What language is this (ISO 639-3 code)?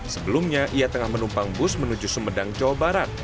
ind